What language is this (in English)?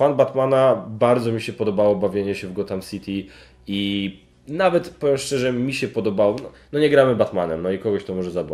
Polish